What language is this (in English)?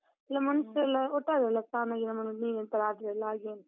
Kannada